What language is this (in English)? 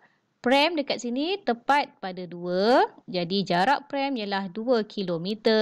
Malay